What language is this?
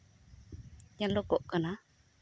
Santali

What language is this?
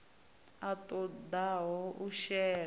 Venda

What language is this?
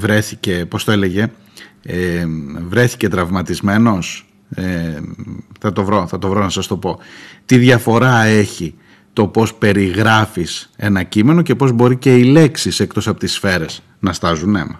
Greek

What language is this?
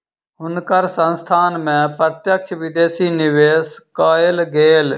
Maithili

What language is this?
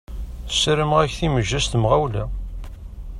Kabyle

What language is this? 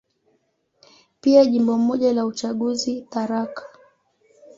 Swahili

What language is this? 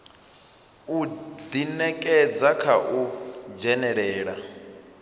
Venda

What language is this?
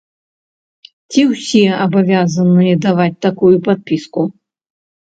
Belarusian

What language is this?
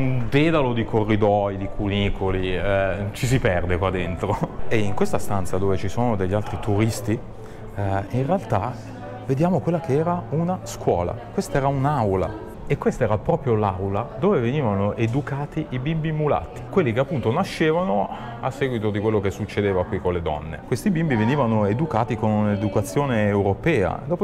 Italian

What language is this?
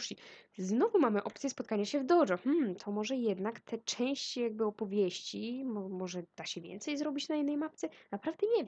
Polish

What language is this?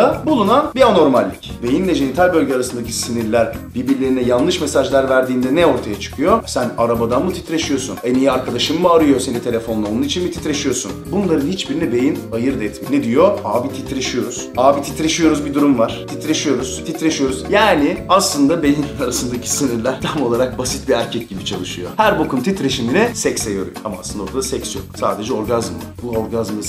Turkish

